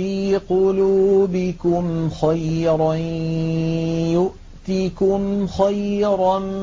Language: Arabic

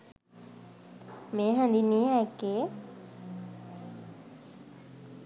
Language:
Sinhala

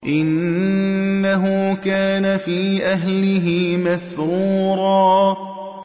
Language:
Arabic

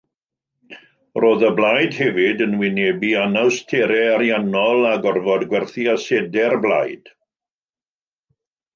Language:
Welsh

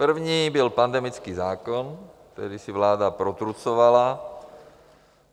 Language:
Czech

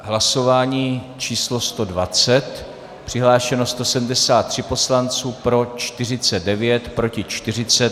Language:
Czech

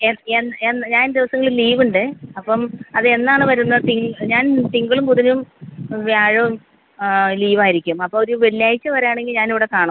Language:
Malayalam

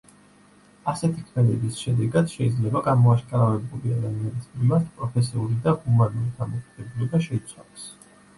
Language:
Georgian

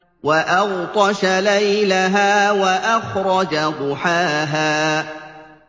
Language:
Arabic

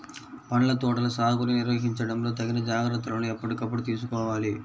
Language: Telugu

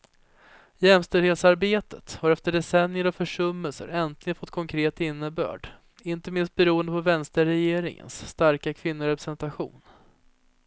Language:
Swedish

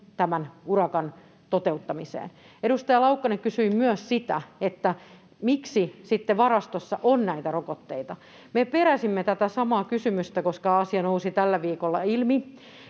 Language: Finnish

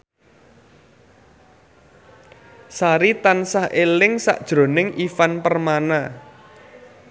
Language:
Javanese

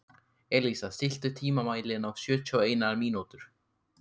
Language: Icelandic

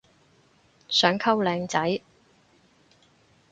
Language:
Cantonese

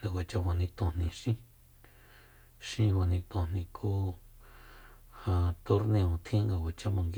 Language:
Soyaltepec Mazatec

